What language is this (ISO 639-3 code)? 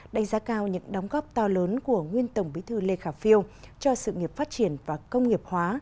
vie